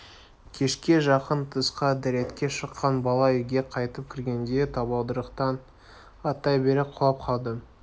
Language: Kazakh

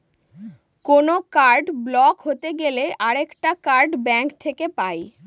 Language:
Bangla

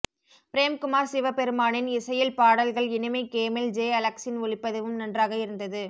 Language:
Tamil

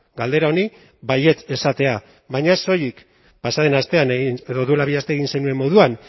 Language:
Basque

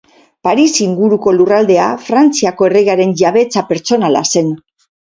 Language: Basque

